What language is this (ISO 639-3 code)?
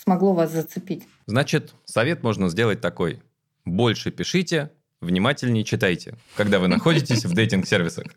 rus